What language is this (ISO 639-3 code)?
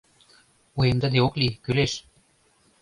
chm